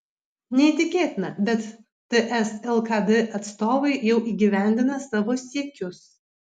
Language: Lithuanian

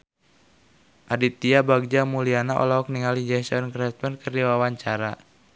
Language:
Sundanese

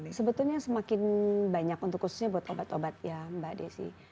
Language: Indonesian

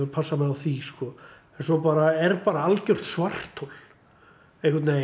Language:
Icelandic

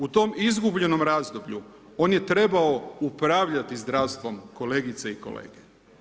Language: Croatian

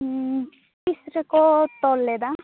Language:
Santali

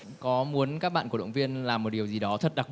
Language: Vietnamese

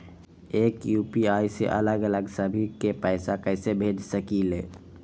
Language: Magahi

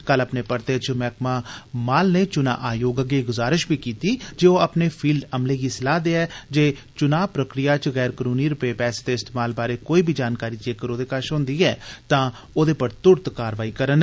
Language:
Dogri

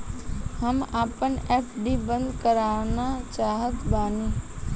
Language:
Bhojpuri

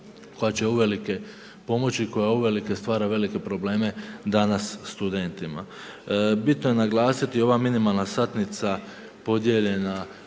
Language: Croatian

